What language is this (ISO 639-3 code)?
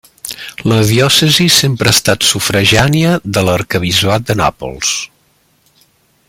cat